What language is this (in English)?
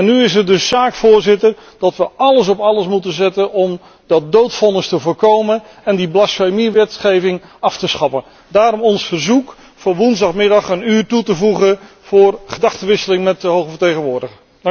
Dutch